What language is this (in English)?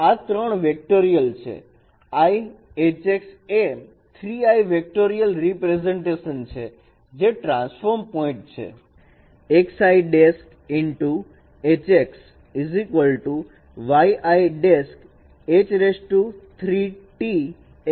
Gujarati